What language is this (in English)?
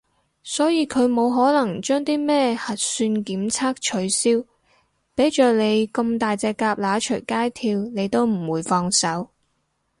Cantonese